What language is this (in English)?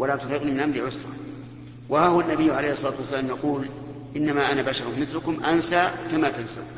Arabic